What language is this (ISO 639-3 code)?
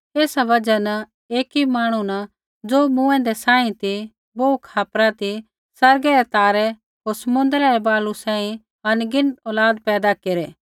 kfx